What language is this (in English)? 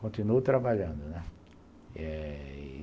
Portuguese